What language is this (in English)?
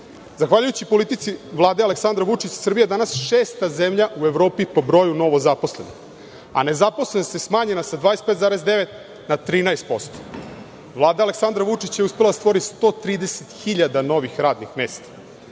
Serbian